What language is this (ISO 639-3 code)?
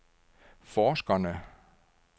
dan